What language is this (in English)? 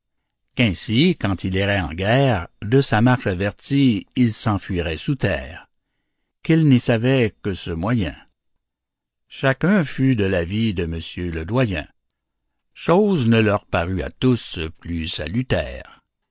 French